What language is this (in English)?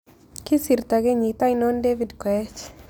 Kalenjin